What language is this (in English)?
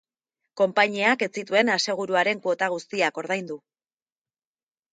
Basque